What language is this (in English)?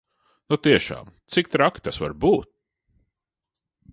Latvian